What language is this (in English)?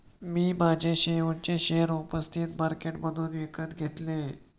Marathi